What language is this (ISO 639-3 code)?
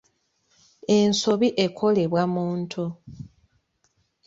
lug